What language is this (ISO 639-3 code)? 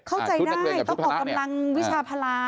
tha